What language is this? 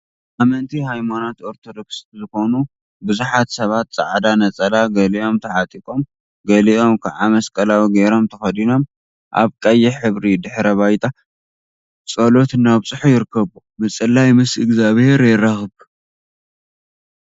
Tigrinya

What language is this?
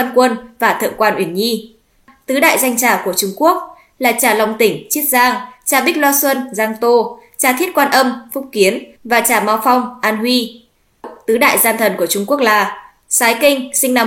Vietnamese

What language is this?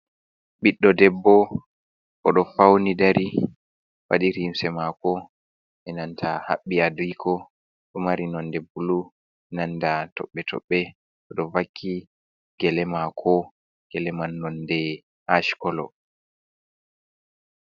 Fula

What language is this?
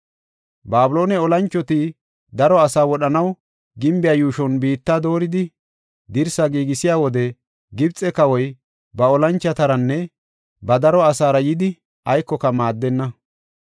Gofa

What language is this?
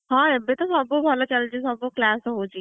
Odia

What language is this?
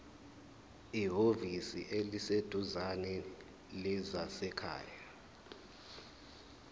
Zulu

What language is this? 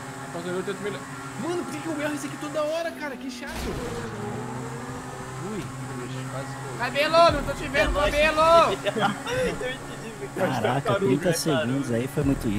Portuguese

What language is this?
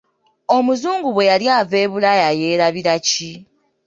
Ganda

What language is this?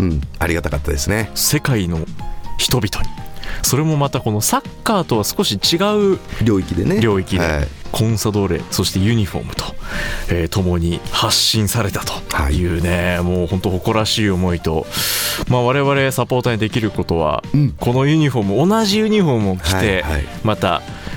Japanese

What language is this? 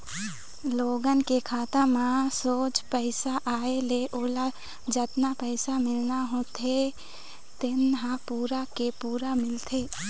Chhattisgarhi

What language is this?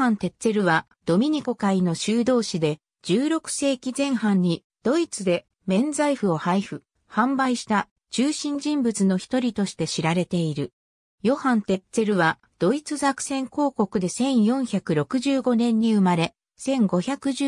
Japanese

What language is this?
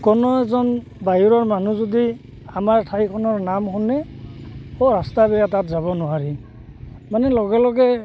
Assamese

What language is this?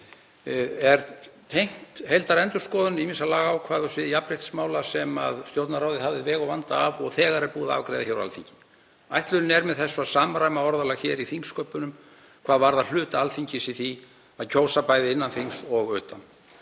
Icelandic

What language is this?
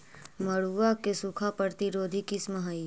Magahi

